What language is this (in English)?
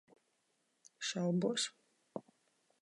Latvian